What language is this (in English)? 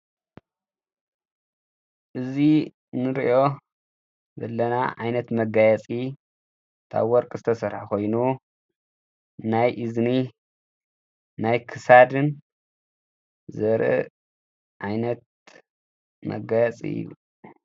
Tigrinya